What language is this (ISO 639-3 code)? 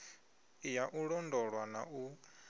ven